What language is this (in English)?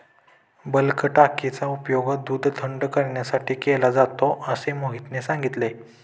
Marathi